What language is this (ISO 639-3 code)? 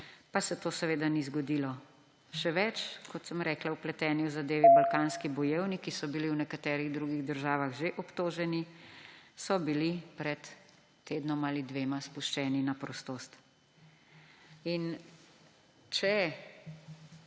slv